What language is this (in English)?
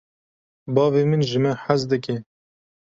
Kurdish